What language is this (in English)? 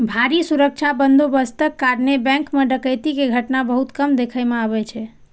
Maithili